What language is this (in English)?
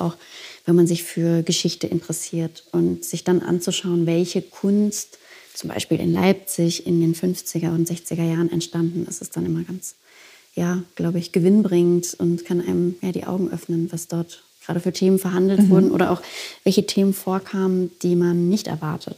German